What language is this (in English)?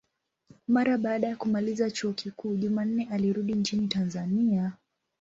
Swahili